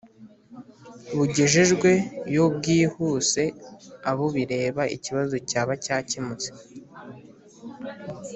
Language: Kinyarwanda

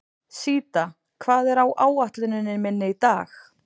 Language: Icelandic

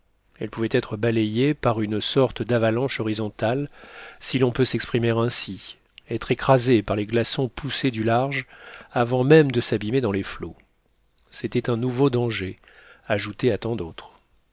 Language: French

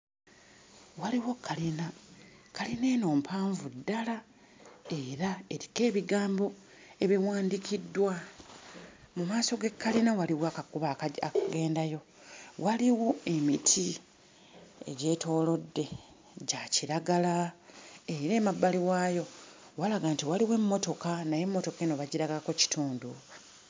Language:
Ganda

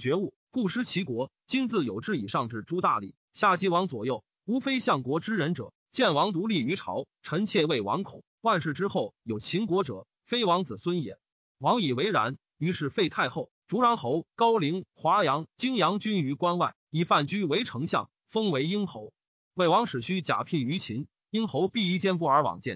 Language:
Chinese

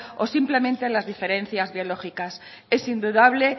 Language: Spanish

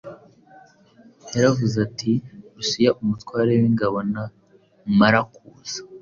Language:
Kinyarwanda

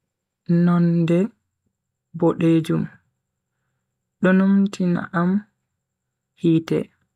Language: Bagirmi Fulfulde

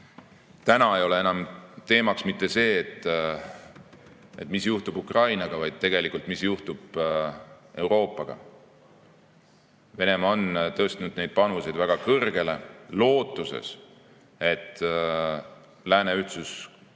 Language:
Estonian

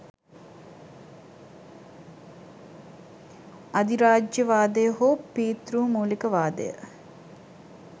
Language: Sinhala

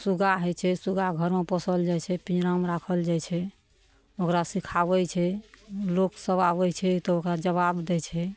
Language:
Maithili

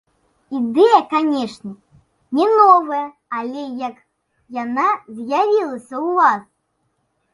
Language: Belarusian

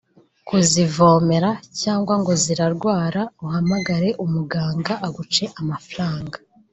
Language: Kinyarwanda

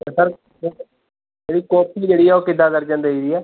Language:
Punjabi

